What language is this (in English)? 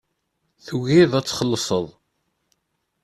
Kabyle